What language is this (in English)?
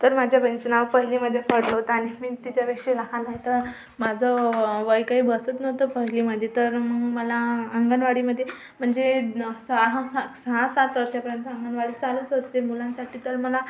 Marathi